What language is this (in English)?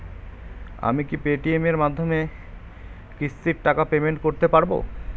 Bangla